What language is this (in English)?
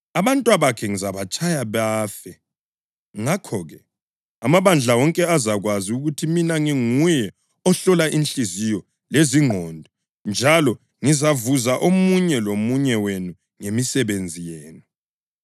North Ndebele